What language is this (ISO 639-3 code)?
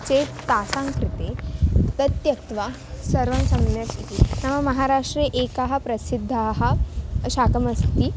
san